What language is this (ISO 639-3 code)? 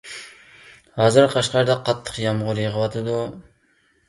uig